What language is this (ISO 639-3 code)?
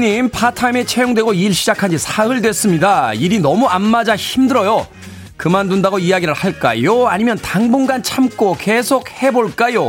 kor